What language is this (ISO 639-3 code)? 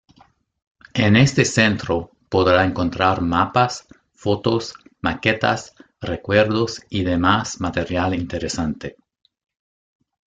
spa